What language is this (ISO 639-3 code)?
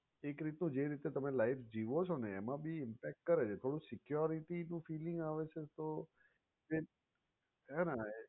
guj